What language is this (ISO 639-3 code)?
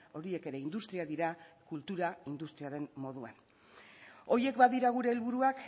eus